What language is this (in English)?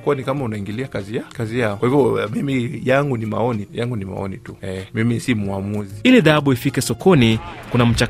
Swahili